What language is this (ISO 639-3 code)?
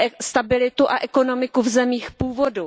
ces